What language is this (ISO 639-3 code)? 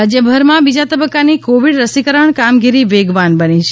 guj